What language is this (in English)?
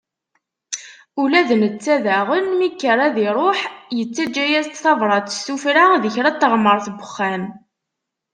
Kabyle